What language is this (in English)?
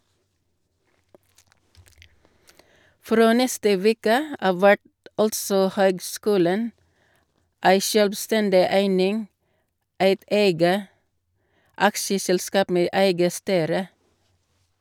Norwegian